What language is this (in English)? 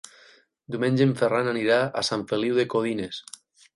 Catalan